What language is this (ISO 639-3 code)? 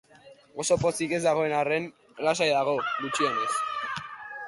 eus